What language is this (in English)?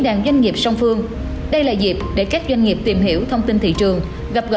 Vietnamese